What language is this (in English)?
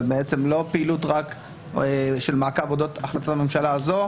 Hebrew